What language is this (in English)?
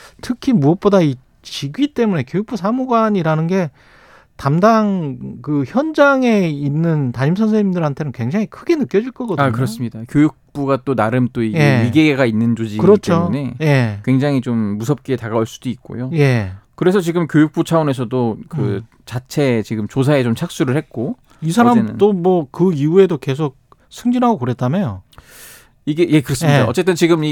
Korean